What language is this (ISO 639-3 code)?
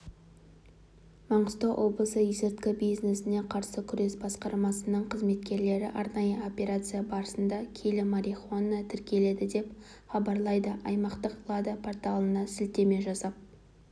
kaz